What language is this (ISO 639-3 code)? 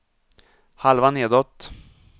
swe